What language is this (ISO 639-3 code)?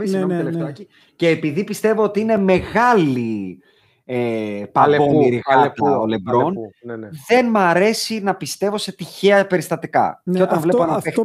ell